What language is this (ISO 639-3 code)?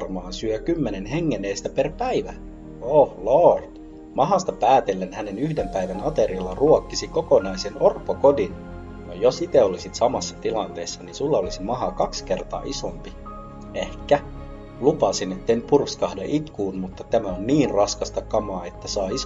fin